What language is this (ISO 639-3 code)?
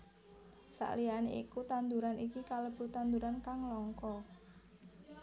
jav